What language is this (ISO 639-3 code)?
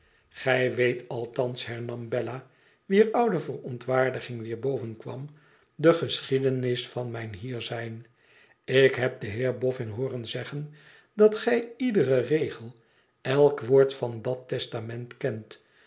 nld